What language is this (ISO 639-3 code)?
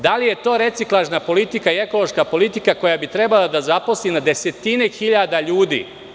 srp